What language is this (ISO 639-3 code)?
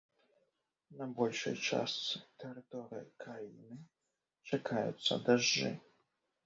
bel